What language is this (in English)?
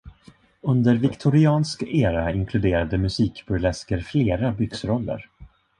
Swedish